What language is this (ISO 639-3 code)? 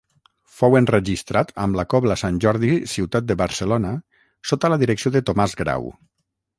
cat